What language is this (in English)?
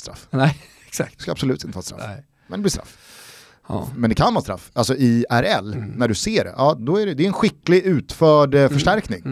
Swedish